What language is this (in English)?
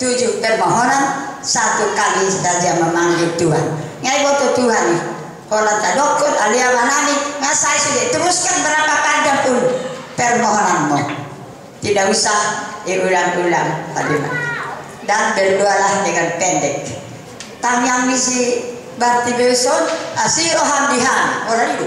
Indonesian